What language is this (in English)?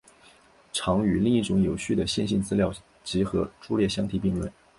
Chinese